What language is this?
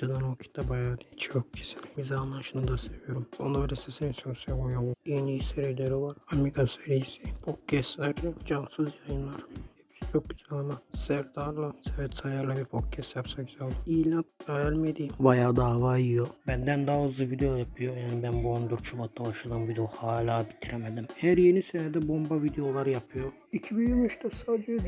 Turkish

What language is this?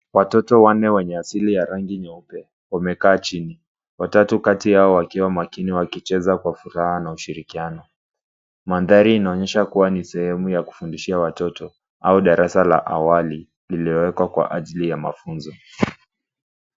Swahili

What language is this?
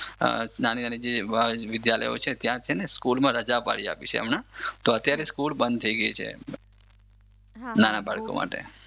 Gujarati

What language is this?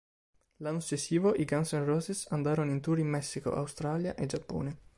Italian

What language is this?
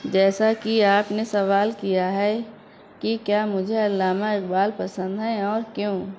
Urdu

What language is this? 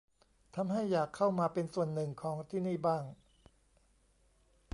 Thai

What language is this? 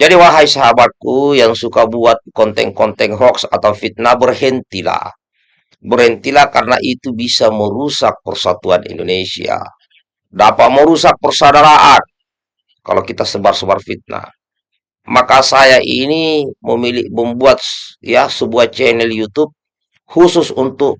Indonesian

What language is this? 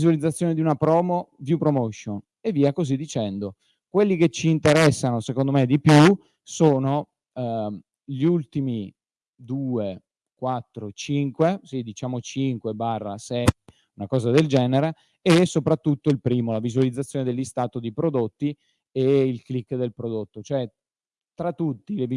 Italian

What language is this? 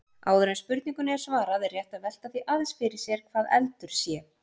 Icelandic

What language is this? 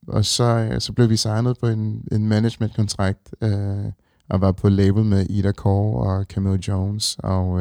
Danish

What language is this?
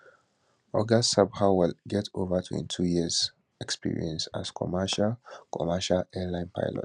Nigerian Pidgin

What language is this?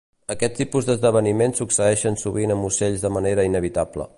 Catalan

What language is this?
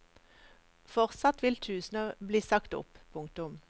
Norwegian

